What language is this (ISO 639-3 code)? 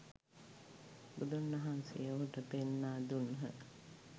sin